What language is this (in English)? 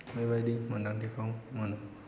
Bodo